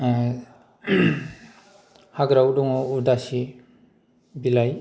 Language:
Bodo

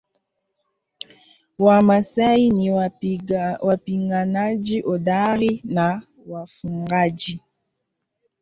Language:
Swahili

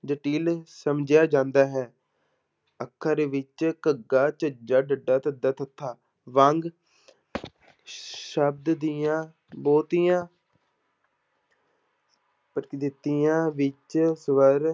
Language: Punjabi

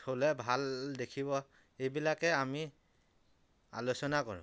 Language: Assamese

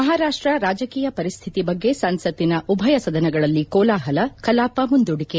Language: Kannada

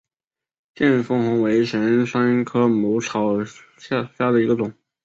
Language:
Chinese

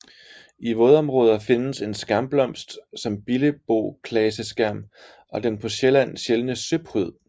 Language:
Danish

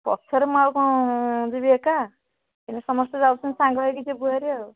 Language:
Odia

